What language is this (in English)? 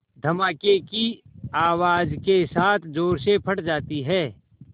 Hindi